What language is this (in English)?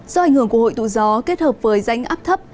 Vietnamese